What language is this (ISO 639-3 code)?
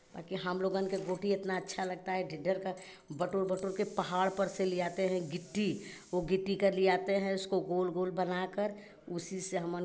hin